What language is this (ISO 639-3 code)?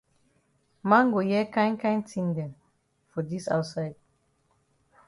wes